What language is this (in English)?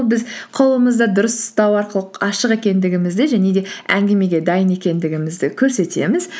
Kazakh